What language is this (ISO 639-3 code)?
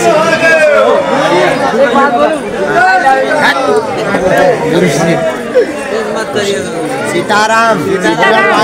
ron